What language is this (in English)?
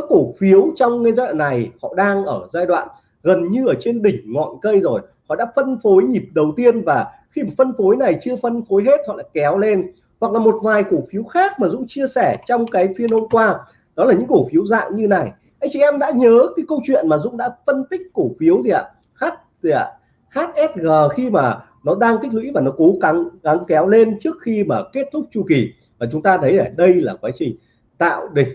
Vietnamese